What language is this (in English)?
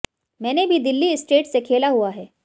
Hindi